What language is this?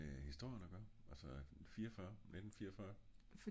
Danish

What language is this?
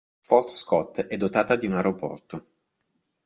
Italian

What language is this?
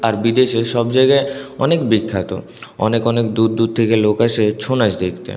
Bangla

